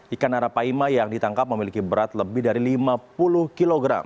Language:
Indonesian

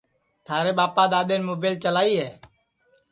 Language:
Sansi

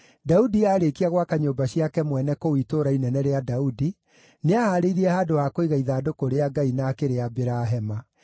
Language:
Kikuyu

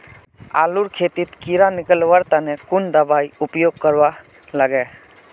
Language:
Magahi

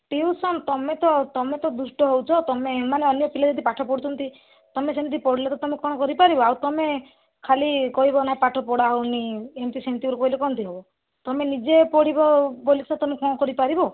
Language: Odia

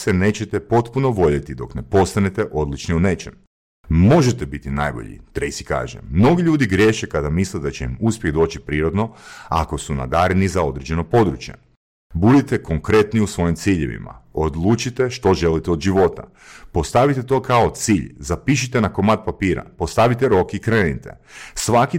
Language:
Croatian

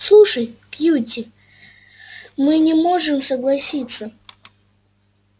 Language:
Russian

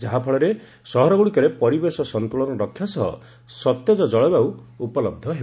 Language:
Odia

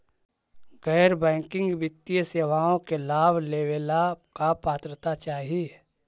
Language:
Magahi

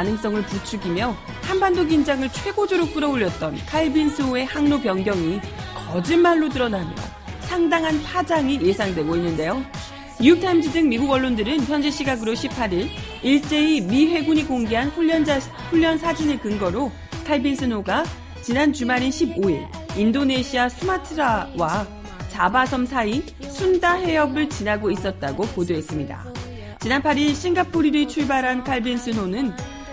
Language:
Korean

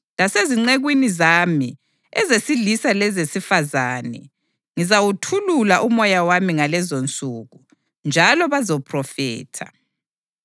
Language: North Ndebele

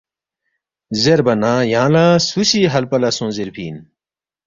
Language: Balti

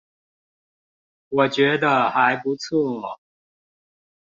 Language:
Chinese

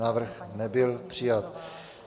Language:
Czech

